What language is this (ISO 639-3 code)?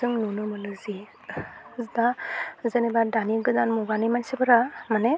brx